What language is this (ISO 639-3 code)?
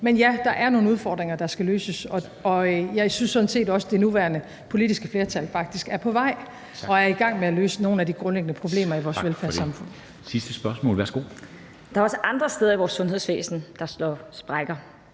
dan